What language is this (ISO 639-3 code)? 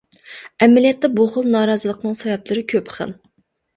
uig